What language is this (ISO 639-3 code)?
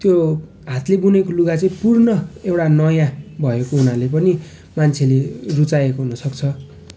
nep